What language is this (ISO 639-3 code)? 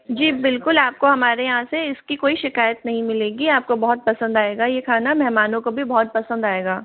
hin